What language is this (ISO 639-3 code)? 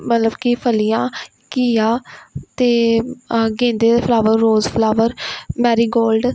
pan